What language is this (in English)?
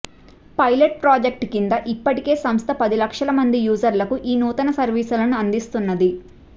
Telugu